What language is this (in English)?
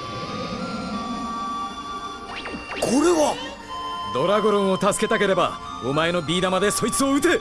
Japanese